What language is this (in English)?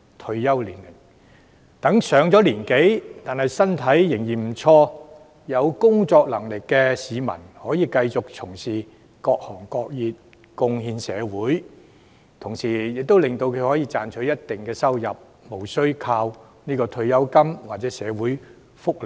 Cantonese